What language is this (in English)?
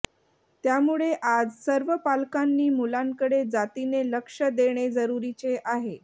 Marathi